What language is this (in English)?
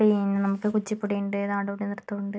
Malayalam